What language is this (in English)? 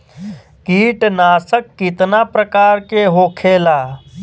Bhojpuri